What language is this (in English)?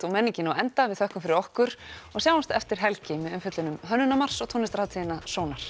Icelandic